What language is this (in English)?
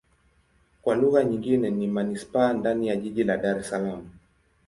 Swahili